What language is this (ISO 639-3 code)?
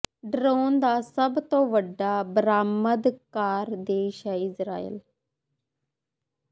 pan